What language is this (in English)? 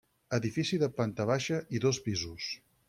Catalan